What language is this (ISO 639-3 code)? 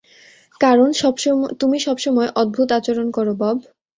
ben